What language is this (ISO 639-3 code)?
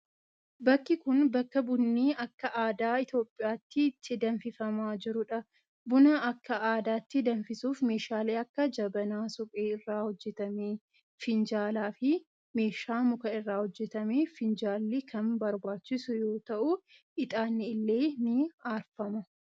orm